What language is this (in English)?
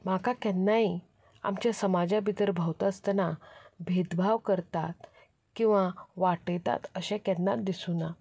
Konkani